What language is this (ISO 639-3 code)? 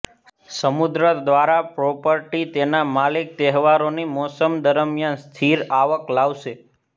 guj